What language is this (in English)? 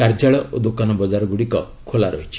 Odia